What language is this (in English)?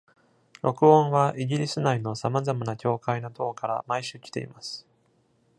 Japanese